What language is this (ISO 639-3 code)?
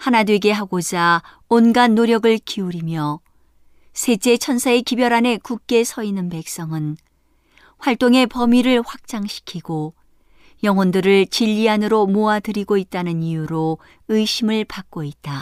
kor